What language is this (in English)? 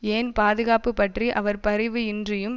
Tamil